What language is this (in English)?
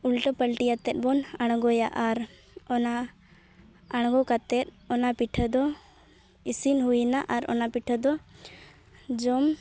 Santali